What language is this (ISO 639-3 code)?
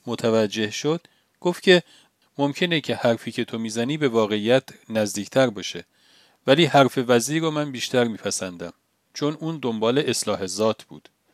fas